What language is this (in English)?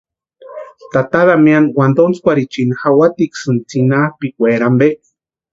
Western Highland Purepecha